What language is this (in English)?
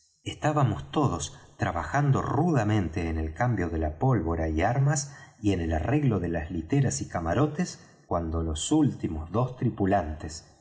Spanish